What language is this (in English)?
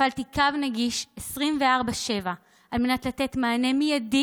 Hebrew